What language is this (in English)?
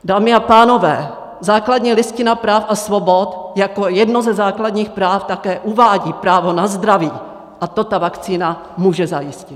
Czech